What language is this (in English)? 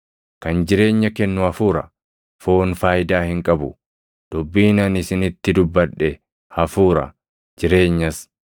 Oromo